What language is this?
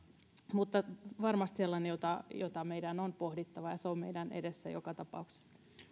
Finnish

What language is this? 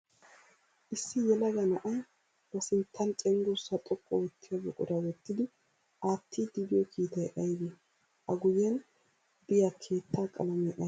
Wolaytta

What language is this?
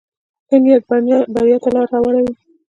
Pashto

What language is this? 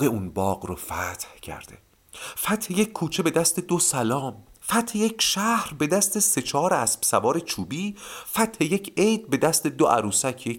Persian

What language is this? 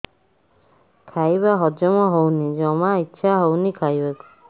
Odia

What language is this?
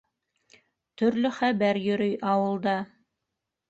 Bashkir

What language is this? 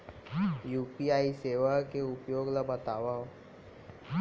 Chhattisgarhi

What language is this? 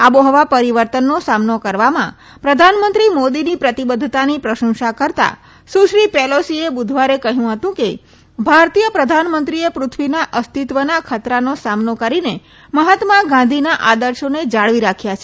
Gujarati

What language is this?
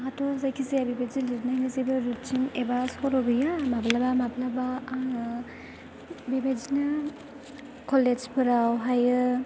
Bodo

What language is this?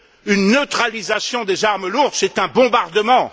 French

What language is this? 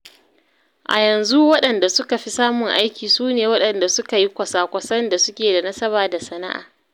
Hausa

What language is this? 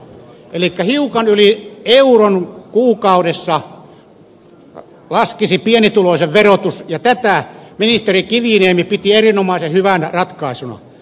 Finnish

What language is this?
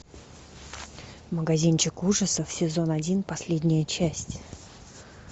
Russian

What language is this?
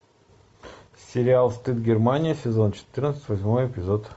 Russian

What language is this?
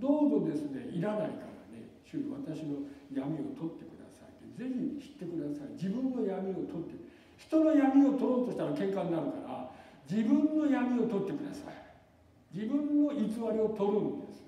Japanese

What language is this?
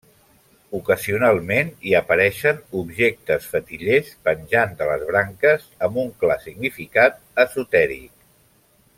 Catalan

